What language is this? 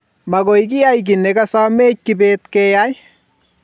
Kalenjin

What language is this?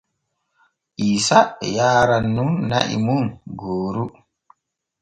Borgu Fulfulde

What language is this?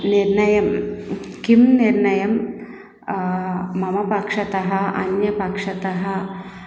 Sanskrit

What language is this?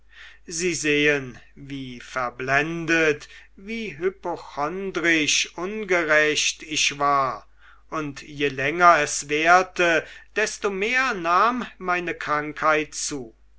German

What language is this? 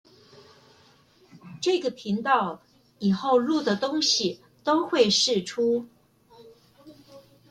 Chinese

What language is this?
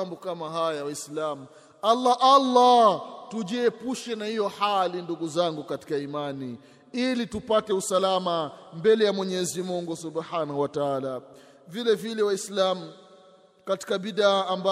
Swahili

